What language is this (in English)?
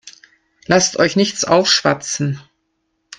German